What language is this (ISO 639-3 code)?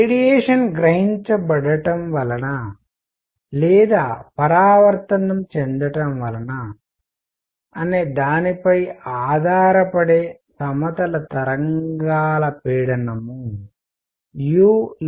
tel